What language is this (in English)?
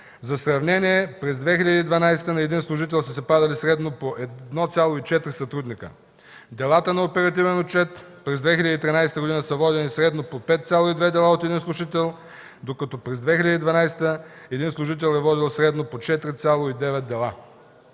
Bulgarian